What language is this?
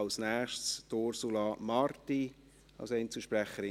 Swiss German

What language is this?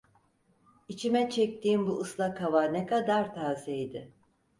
Turkish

